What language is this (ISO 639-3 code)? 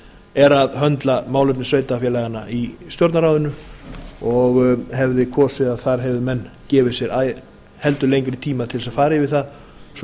isl